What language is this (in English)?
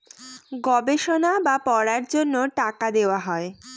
Bangla